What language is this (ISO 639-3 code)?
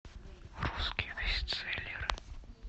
rus